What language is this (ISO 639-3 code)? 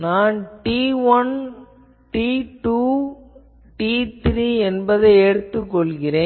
tam